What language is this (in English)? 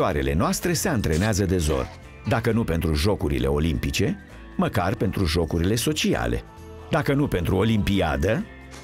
Romanian